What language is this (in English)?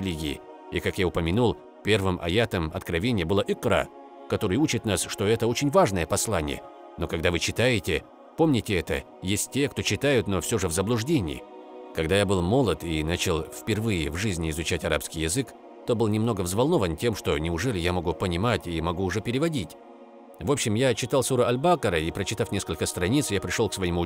Russian